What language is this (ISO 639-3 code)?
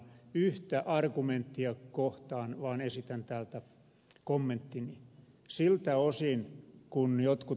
fin